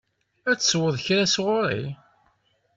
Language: Kabyle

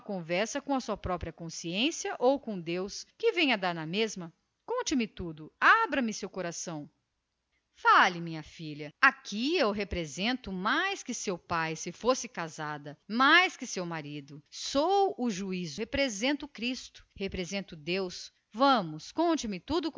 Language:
Portuguese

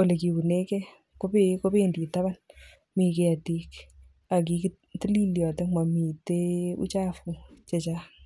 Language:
Kalenjin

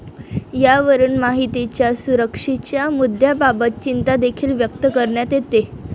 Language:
Marathi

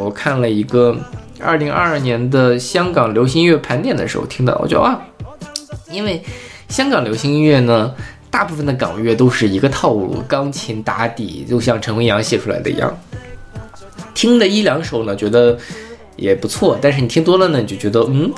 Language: Chinese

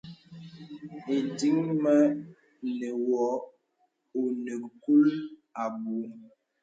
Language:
Bebele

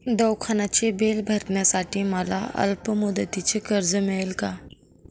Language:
Marathi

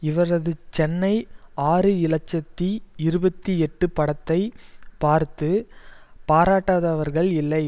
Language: Tamil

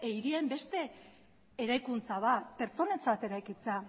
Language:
Basque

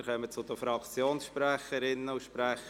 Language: Swiss German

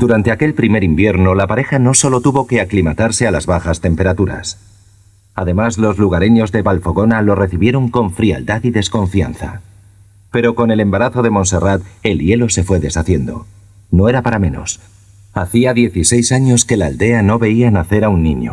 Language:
Spanish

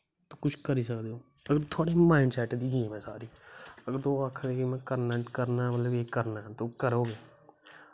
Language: Dogri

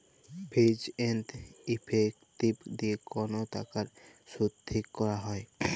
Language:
Bangla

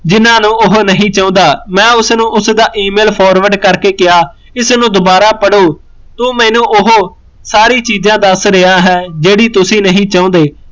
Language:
Punjabi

